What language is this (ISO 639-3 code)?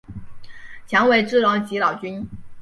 zho